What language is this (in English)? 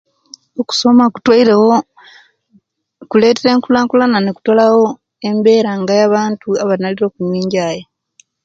Kenyi